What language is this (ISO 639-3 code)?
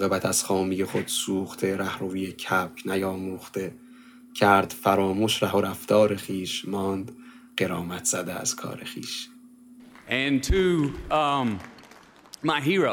fas